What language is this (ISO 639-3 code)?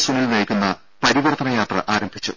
mal